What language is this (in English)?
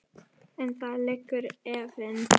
Icelandic